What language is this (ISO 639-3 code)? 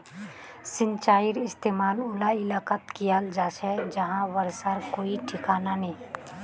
mag